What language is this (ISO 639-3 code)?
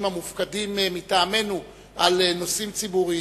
heb